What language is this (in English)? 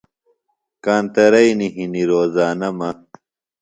Phalura